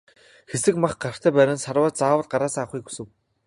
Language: Mongolian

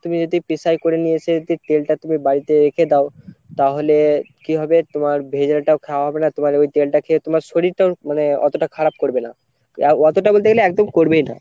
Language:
Bangla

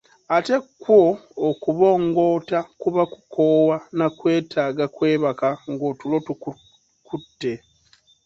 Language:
Ganda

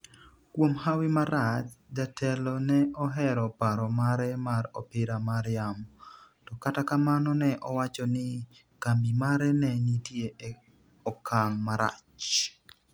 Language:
Luo (Kenya and Tanzania)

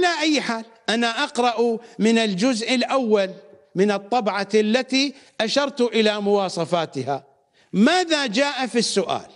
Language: Arabic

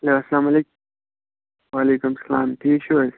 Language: Kashmiri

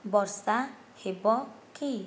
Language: Odia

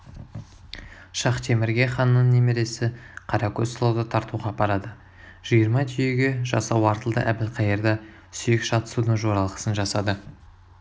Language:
Kazakh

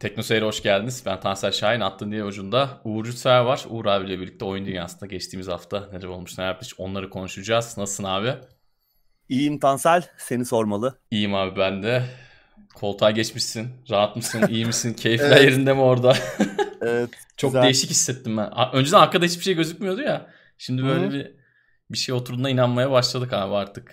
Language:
Turkish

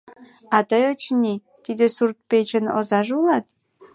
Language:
Mari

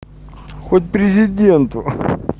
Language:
Russian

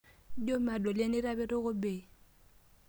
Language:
Masai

